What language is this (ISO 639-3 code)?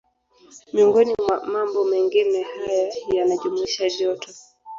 swa